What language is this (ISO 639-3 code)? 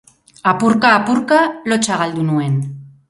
eus